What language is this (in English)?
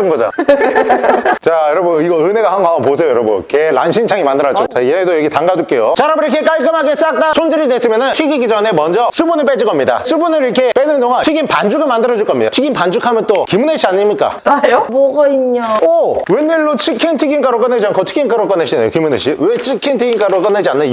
Korean